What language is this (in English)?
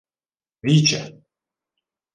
Ukrainian